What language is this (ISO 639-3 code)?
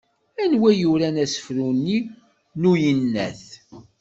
kab